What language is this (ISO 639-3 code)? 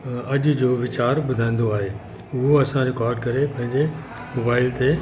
snd